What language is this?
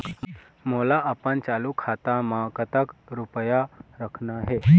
Chhattisgarhi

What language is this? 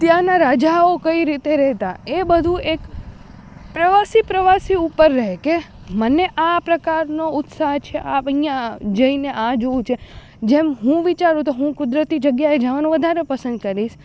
Gujarati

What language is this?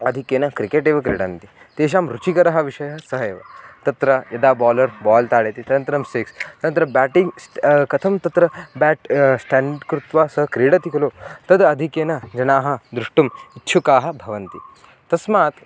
Sanskrit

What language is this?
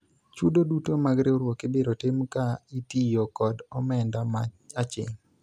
Luo (Kenya and Tanzania)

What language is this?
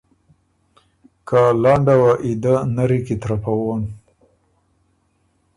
Ormuri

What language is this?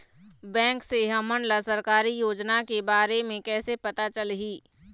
Chhattisgarhi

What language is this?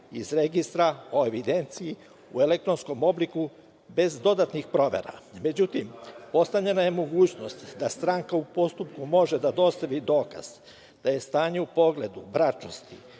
Serbian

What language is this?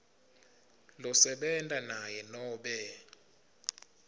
Swati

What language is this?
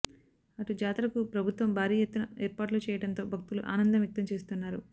Telugu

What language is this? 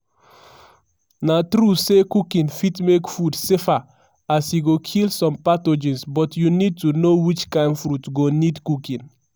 Nigerian Pidgin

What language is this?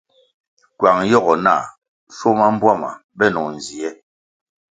Kwasio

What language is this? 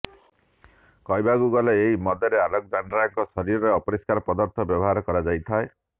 Odia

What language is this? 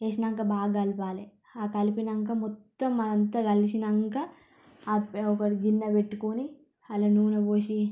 Telugu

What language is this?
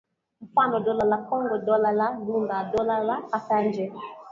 Swahili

